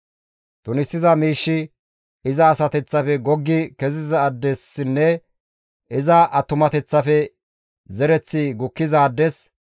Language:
Gamo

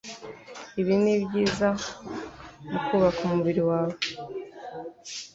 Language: Kinyarwanda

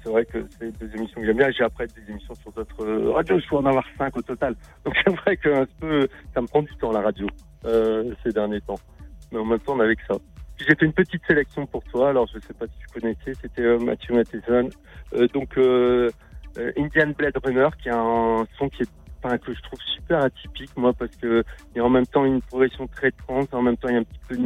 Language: French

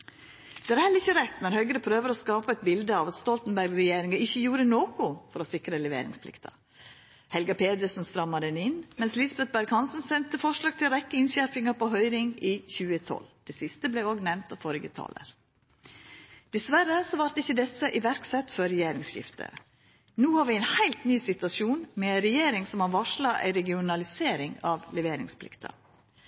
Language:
Norwegian Nynorsk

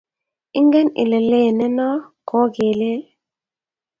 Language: Kalenjin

